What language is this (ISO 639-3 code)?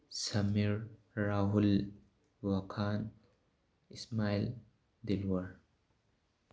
mni